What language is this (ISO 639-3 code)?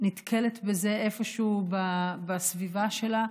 heb